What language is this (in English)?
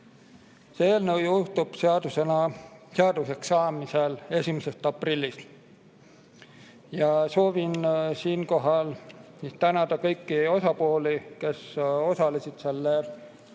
Estonian